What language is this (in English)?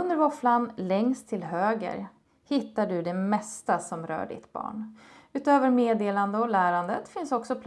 Swedish